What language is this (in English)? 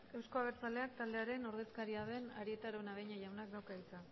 Basque